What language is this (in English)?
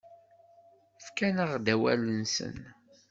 Kabyle